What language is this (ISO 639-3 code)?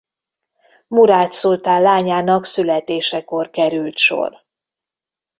hun